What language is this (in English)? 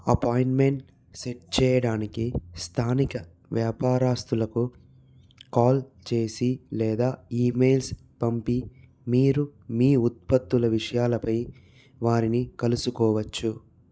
Telugu